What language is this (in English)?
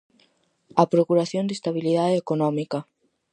Galician